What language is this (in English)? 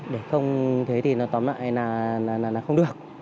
Vietnamese